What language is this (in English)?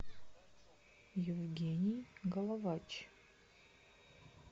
Russian